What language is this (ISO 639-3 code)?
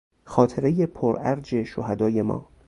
fas